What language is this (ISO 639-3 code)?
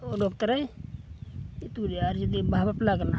sat